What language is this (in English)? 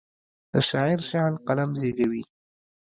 Pashto